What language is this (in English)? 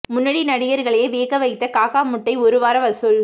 Tamil